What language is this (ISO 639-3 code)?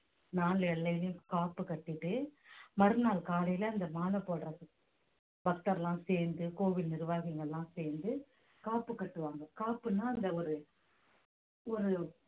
tam